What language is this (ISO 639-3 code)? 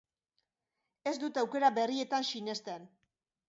eus